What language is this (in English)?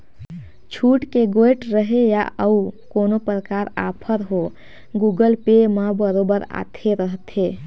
Chhattisgarhi